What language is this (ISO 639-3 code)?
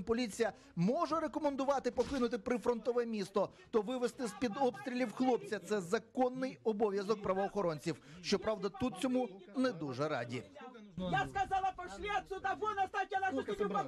ukr